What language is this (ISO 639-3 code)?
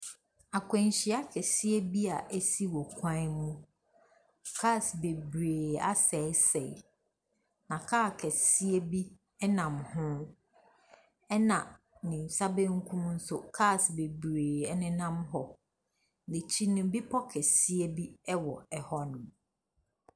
aka